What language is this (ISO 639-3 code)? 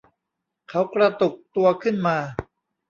tha